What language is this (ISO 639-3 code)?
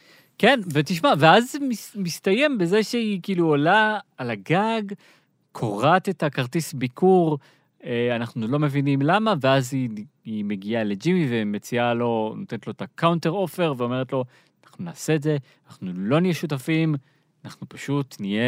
heb